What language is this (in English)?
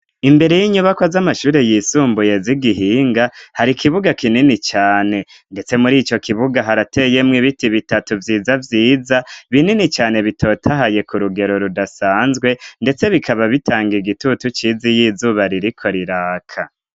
Rundi